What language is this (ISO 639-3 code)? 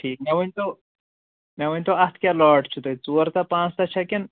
kas